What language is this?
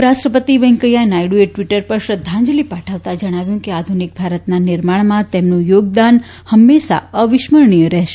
Gujarati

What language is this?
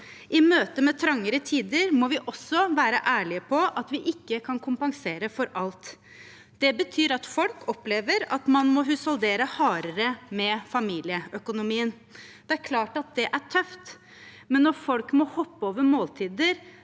Norwegian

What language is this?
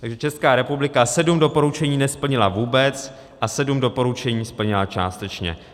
Czech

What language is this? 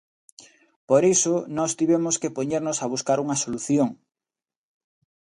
Galician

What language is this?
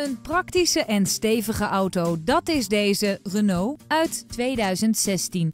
Dutch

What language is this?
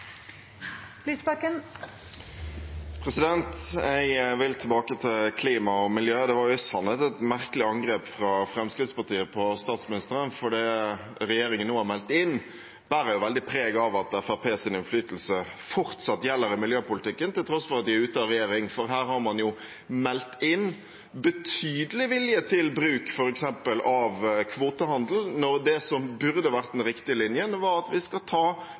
Norwegian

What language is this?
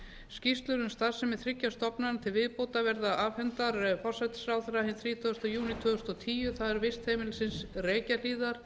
Icelandic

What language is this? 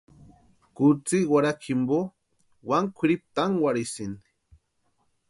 Western Highland Purepecha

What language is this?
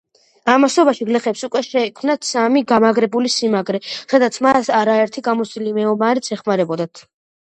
Georgian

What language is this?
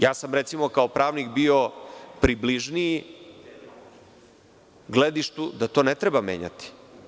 Serbian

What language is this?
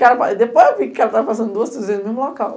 Portuguese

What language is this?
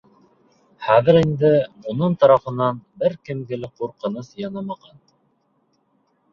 Bashkir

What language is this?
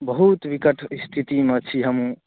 Maithili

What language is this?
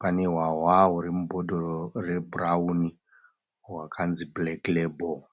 Shona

